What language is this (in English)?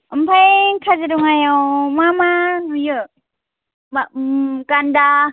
Bodo